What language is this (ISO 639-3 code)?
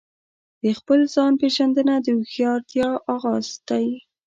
pus